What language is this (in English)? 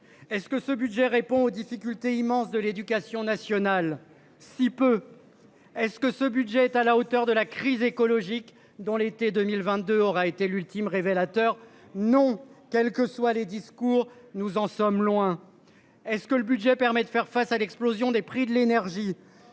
French